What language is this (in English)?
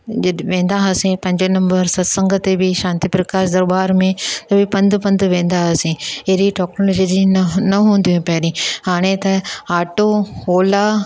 Sindhi